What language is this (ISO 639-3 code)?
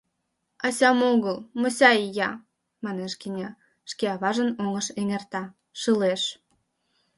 chm